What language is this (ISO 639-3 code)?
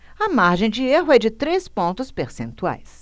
por